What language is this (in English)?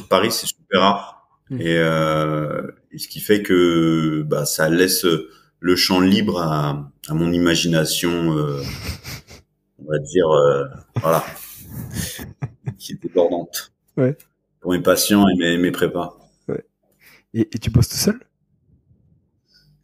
French